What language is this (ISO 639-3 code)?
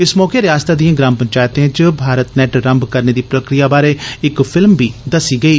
doi